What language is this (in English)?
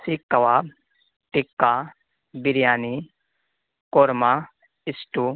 Urdu